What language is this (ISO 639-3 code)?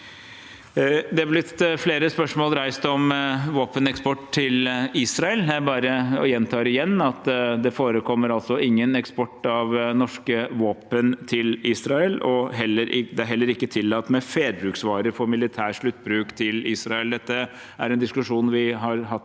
nor